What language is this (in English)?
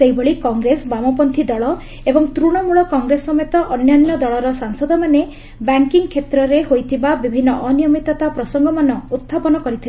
Odia